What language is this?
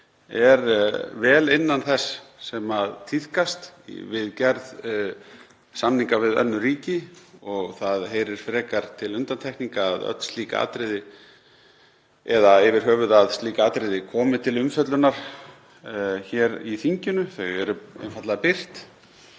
Icelandic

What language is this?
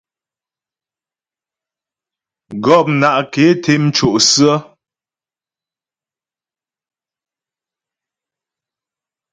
Ghomala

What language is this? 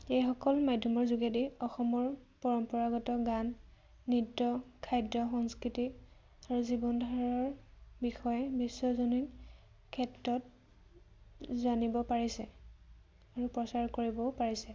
Assamese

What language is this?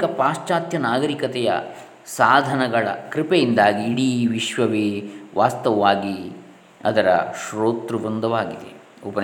Kannada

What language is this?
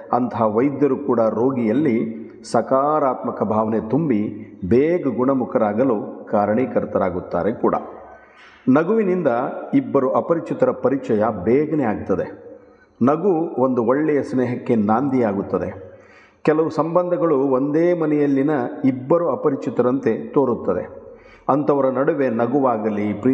Kannada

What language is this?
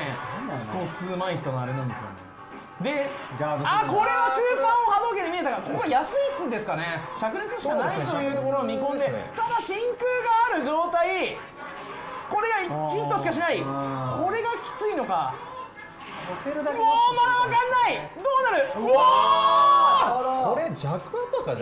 Japanese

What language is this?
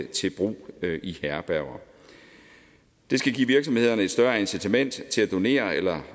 Danish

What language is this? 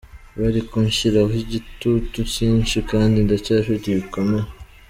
Kinyarwanda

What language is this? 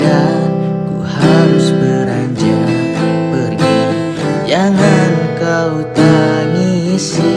Indonesian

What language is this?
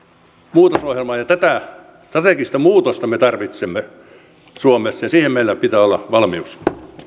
Finnish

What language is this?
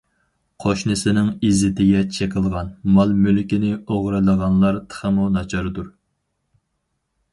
Uyghur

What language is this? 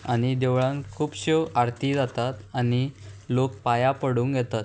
Konkani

